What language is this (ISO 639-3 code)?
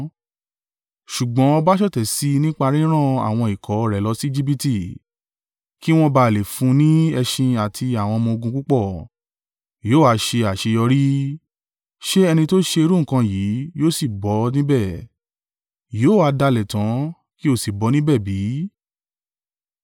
yor